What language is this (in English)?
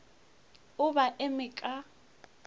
Northern Sotho